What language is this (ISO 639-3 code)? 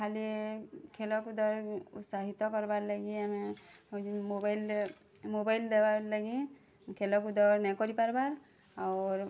ori